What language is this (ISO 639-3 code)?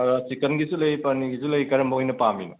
mni